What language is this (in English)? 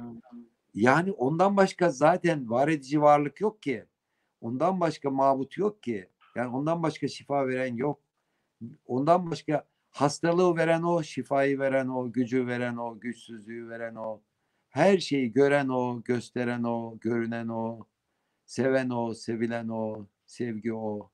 Turkish